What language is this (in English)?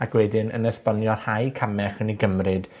Welsh